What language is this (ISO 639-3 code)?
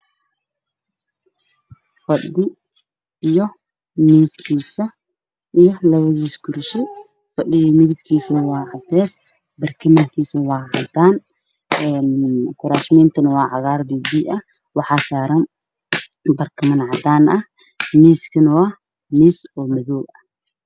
som